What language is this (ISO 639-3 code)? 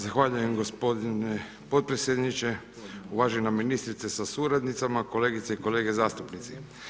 hrv